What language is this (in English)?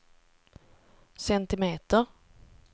Swedish